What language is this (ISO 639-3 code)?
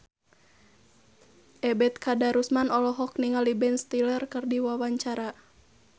sun